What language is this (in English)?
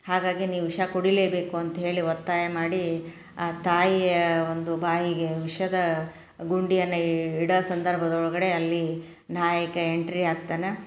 Kannada